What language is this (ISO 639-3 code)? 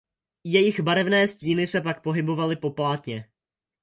ces